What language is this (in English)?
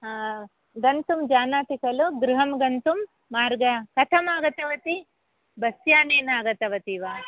Sanskrit